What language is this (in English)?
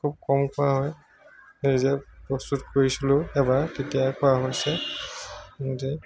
Assamese